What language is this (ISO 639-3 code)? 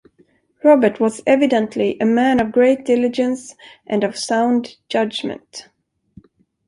eng